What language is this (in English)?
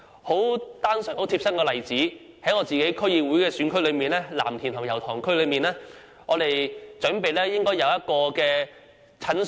Cantonese